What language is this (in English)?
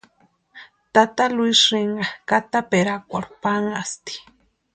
Western Highland Purepecha